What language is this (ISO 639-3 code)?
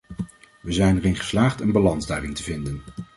nld